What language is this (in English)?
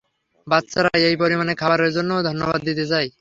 Bangla